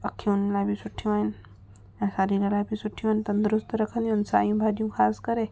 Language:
Sindhi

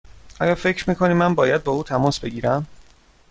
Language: Persian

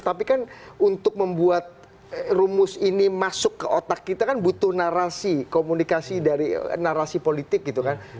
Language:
Indonesian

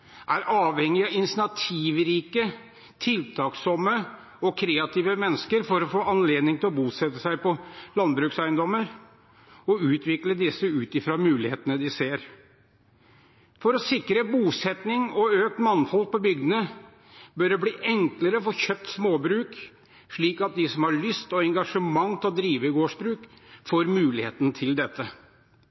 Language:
Norwegian Bokmål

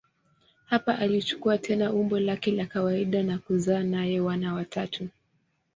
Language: Swahili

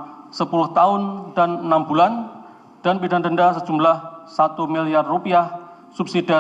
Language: Indonesian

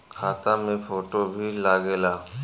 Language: Bhojpuri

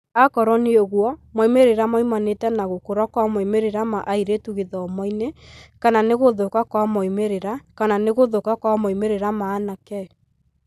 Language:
Kikuyu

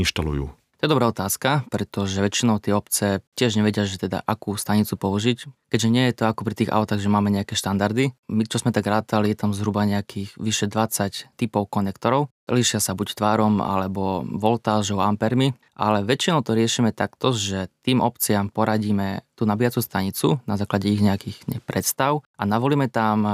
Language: Slovak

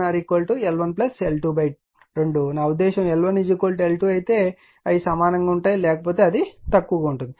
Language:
Telugu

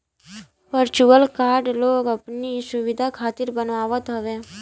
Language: Bhojpuri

